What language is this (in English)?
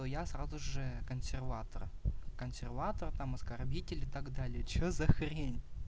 Russian